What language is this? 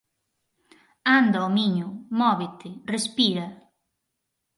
Galician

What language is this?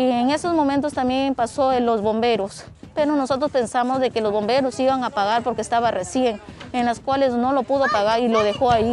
Spanish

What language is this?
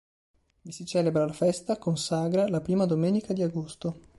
Italian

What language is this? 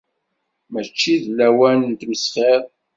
Kabyle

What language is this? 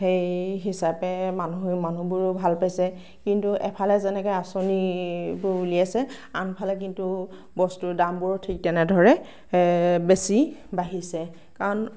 Assamese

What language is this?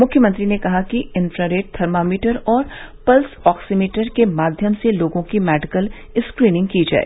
Hindi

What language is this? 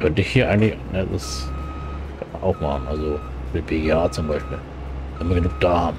German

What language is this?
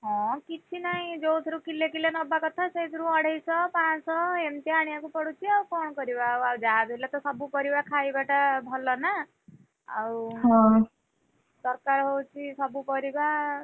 Odia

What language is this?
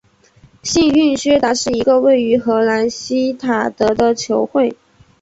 Chinese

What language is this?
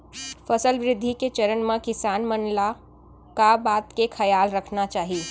Chhattisgarhi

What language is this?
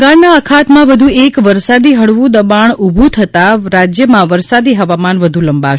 Gujarati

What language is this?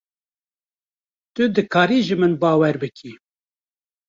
Kurdish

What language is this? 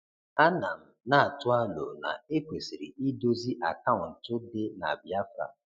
Igbo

